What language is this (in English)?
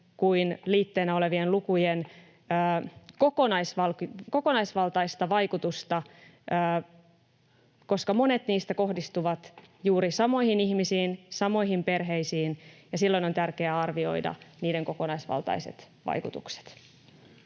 Finnish